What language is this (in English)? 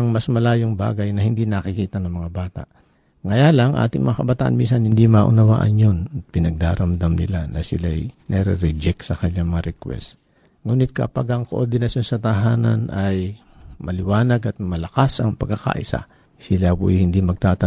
Filipino